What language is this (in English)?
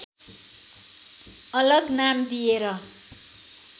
Nepali